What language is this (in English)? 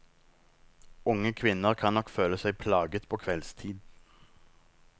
Norwegian